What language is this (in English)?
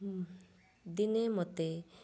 Odia